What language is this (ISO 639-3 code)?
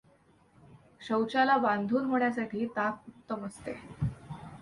mar